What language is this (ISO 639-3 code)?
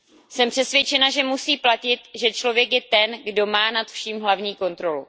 ces